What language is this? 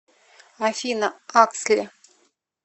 Russian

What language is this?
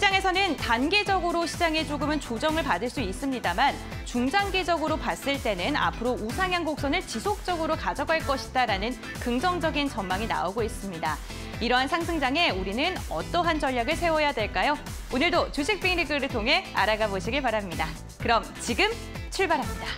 Korean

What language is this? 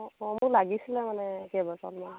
Assamese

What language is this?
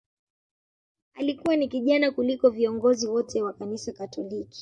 Swahili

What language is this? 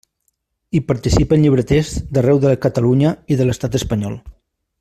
Catalan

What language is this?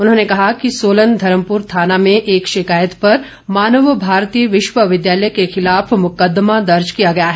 Hindi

